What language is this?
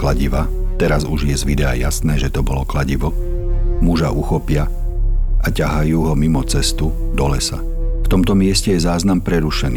Slovak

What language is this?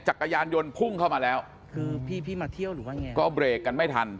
Thai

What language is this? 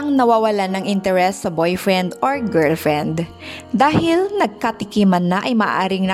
Filipino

